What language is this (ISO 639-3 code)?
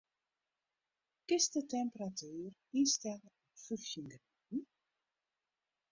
fry